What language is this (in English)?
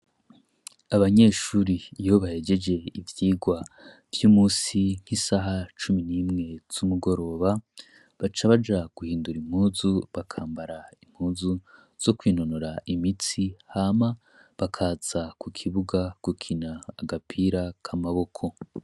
Rundi